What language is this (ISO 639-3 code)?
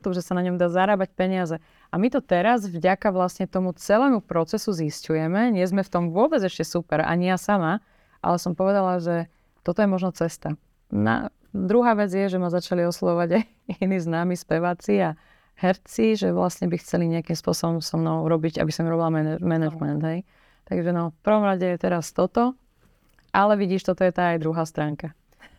slk